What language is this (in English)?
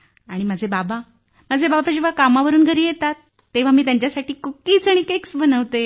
Marathi